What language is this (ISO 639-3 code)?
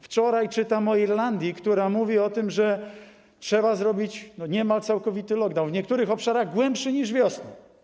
pol